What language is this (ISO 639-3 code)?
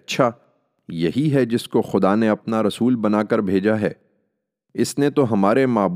urd